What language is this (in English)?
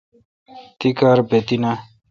Kalkoti